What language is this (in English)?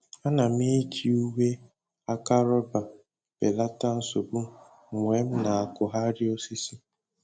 Igbo